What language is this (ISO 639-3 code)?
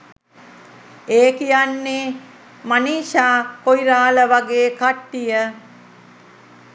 sin